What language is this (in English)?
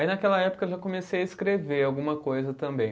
Portuguese